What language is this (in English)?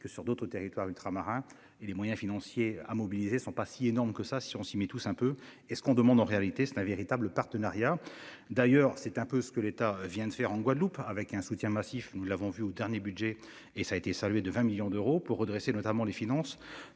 French